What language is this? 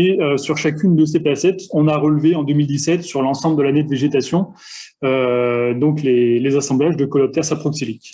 French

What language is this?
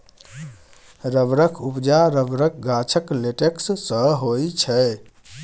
Maithili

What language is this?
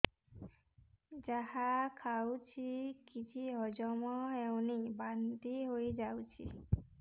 Odia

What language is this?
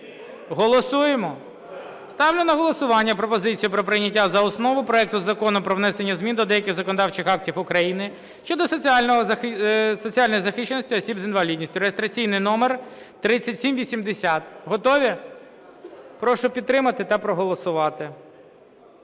Ukrainian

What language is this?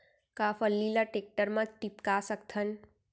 Chhattisgarhi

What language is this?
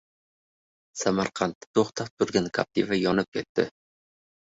Uzbek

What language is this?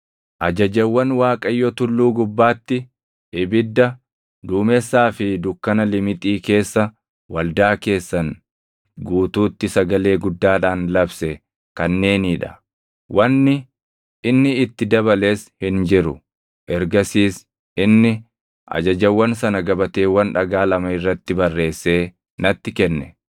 Oromo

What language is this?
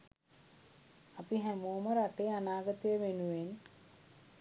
Sinhala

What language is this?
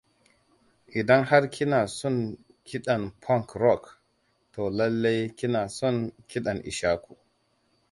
Hausa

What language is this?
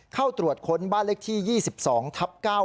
Thai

